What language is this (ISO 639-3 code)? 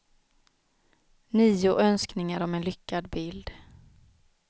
swe